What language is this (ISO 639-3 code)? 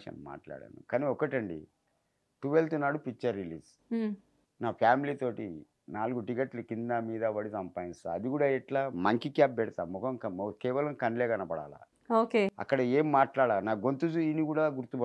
tel